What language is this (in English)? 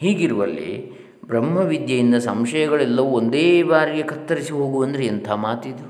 Kannada